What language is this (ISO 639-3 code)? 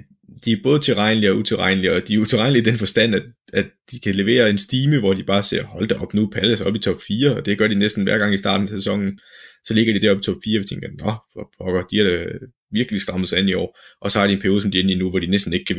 dan